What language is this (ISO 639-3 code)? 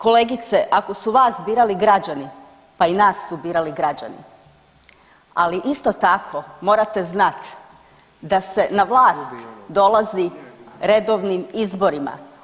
hrv